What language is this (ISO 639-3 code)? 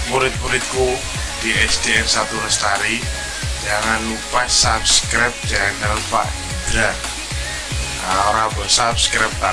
ind